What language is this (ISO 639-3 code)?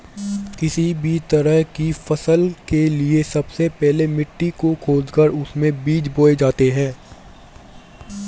hin